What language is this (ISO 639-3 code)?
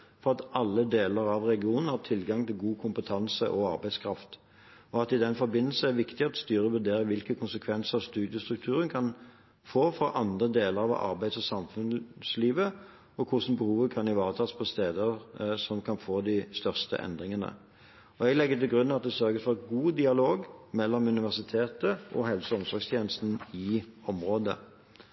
nob